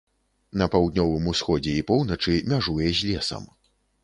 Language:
Belarusian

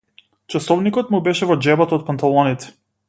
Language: Macedonian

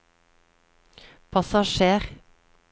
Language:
Norwegian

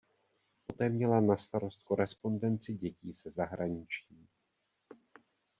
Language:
Czech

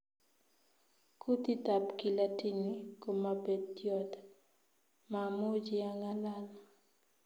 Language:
Kalenjin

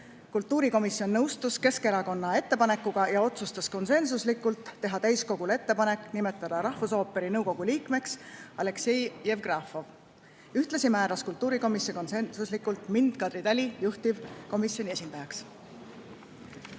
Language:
Estonian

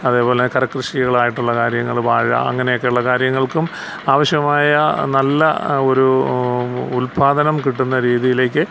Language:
Malayalam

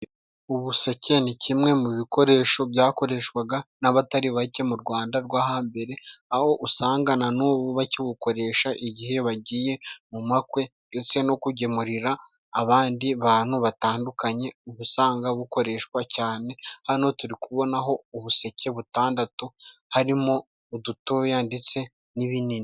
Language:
Kinyarwanda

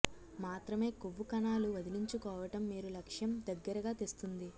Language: Telugu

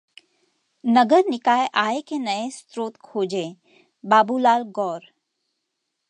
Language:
Hindi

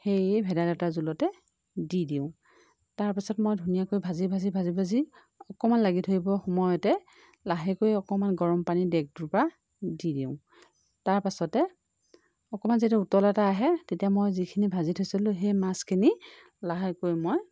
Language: Assamese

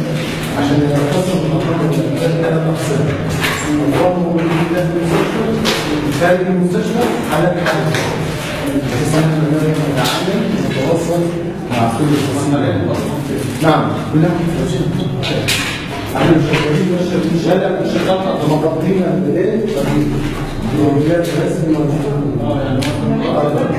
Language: Arabic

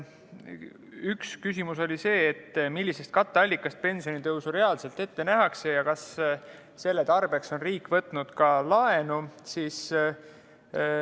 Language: Estonian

